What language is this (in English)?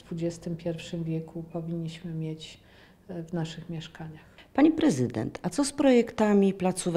Polish